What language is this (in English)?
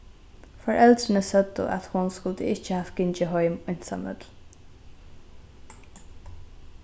Faroese